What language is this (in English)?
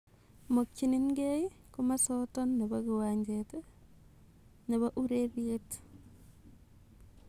Kalenjin